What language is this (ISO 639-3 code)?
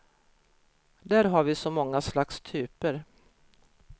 swe